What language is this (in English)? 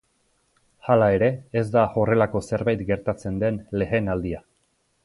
Basque